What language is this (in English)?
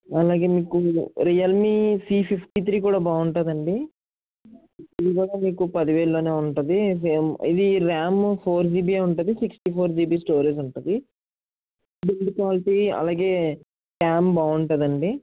Telugu